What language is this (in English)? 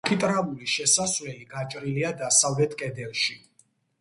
Georgian